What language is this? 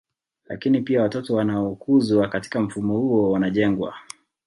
Swahili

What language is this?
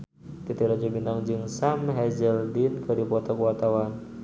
Sundanese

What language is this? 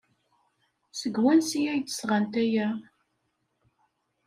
Kabyle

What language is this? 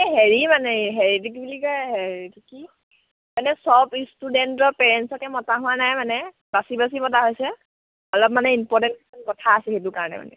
Assamese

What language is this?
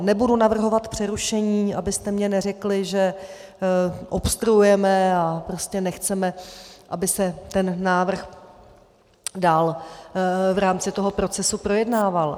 Czech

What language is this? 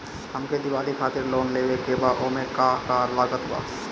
Bhojpuri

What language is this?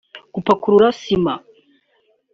Kinyarwanda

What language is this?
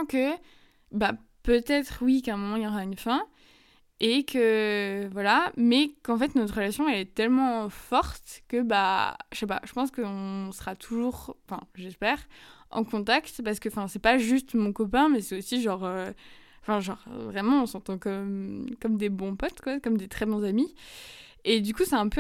French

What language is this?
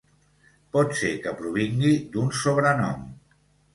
Catalan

